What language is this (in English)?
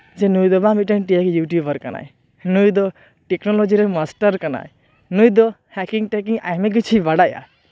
Santali